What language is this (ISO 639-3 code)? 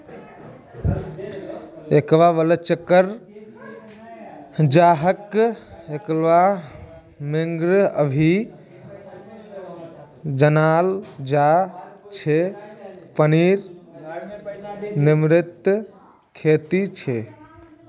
mag